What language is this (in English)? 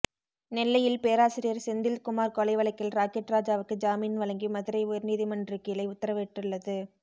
Tamil